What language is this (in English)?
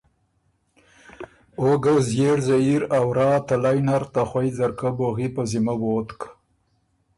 Ormuri